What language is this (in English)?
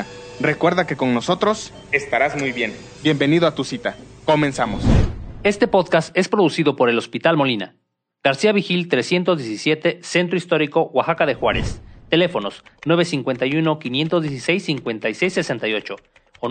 Spanish